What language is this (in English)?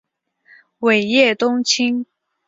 Chinese